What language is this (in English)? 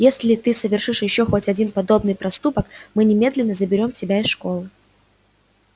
Russian